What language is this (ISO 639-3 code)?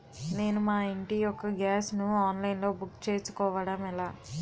tel